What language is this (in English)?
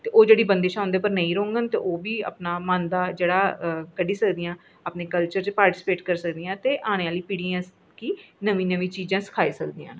Dogri